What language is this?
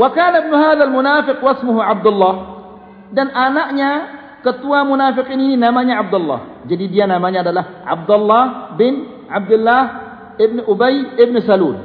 Malay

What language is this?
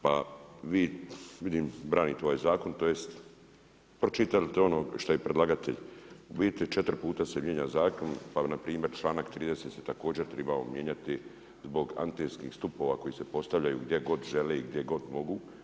Croatian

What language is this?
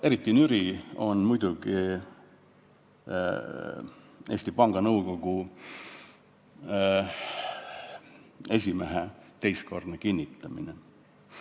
Estonian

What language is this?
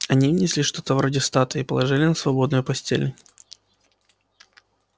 Russian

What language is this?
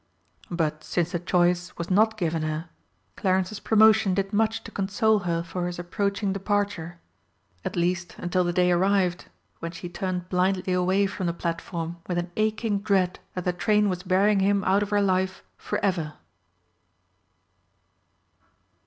English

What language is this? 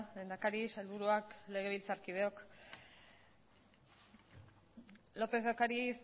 Basque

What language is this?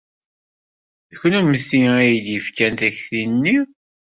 Kabyle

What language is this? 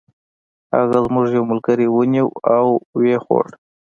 Pashto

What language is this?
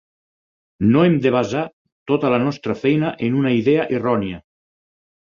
Catalan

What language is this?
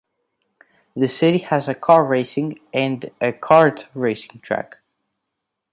English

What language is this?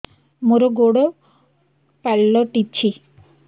Odia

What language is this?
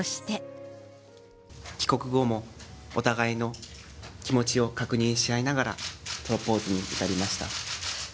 Japanese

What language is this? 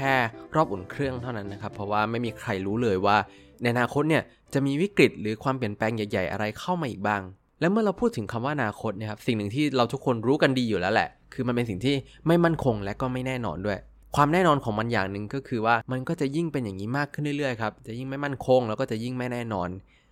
Thai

